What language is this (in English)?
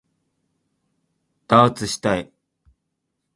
Japanese